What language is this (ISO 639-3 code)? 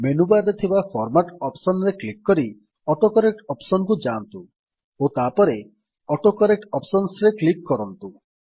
ori